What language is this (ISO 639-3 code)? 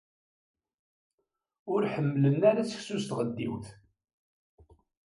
kab